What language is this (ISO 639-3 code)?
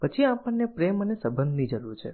guj